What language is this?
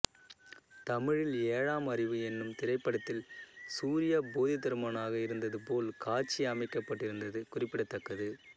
Tamil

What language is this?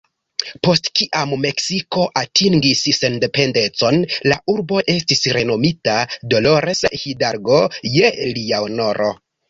Esperanto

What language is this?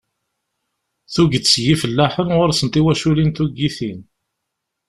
Kabyle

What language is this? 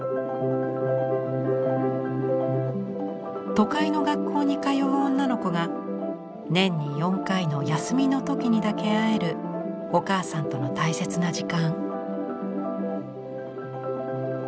Japanese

